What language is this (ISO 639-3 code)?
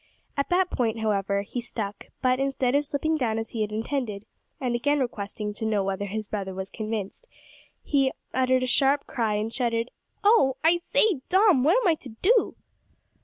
eng